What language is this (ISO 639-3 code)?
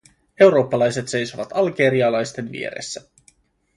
fin